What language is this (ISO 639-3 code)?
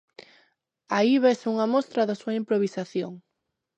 glg